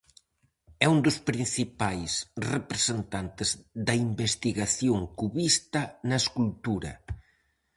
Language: Galician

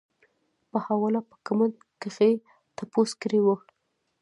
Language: Pashto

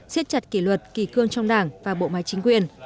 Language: Vietnamese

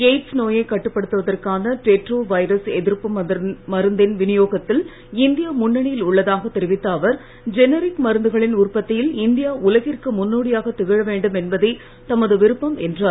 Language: Tamil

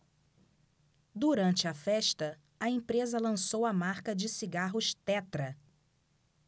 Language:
Portuguese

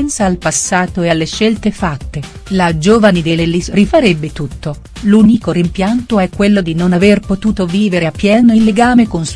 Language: Italian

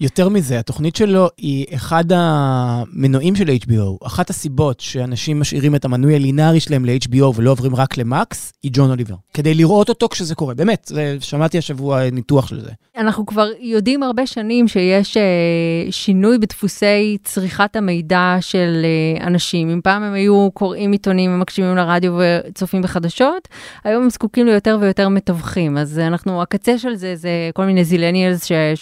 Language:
Hebrew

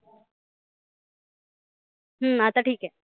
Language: Marathi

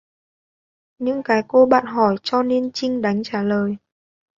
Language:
Vietnamese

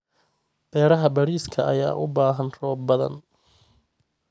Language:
Somali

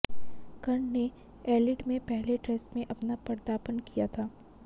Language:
Hindi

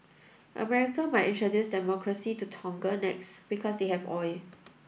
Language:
English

